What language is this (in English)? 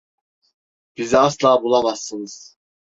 Turkish